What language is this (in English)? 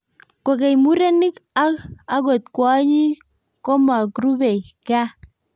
Kalenjin